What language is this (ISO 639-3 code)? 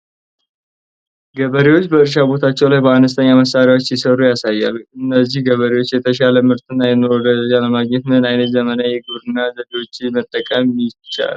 amh